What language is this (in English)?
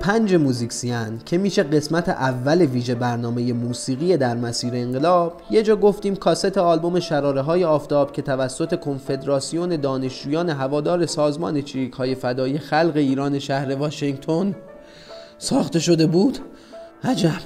Persian